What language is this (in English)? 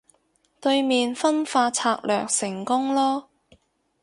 Cantonese